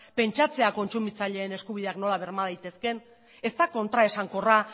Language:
Basque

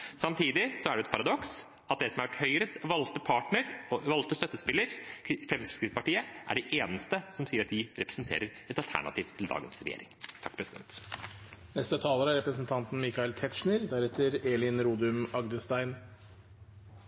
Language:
Norwegian Bokmål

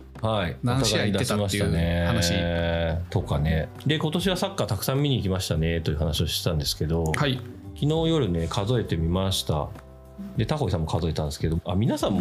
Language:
Japanese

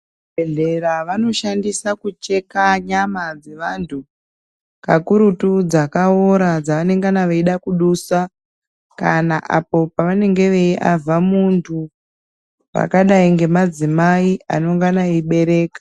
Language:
Ndau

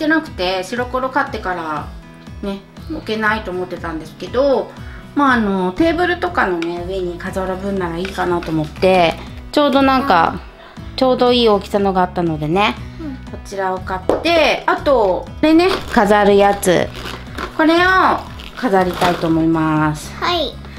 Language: Japanese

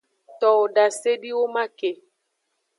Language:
Aja (Benin)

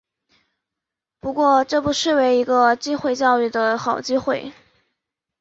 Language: Chinese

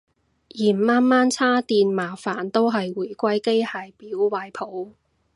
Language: Cantonese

